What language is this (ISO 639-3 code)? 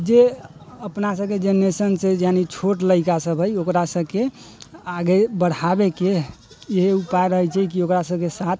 mai